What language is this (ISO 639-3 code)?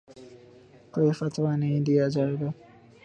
urd